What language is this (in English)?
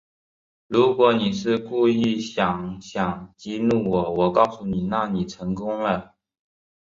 Chinese